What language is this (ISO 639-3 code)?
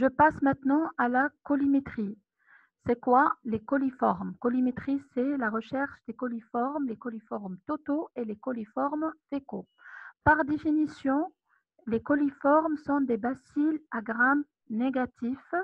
fra